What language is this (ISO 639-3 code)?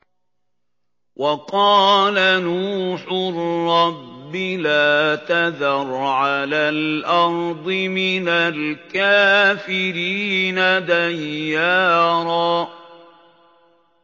ara